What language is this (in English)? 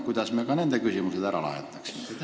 Estonian